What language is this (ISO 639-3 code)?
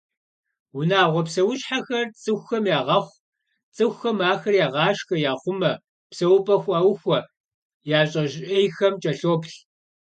kbd